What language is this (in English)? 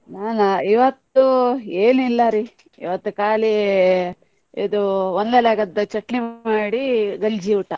Kannada